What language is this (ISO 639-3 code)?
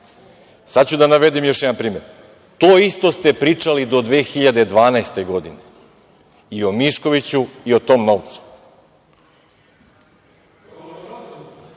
srp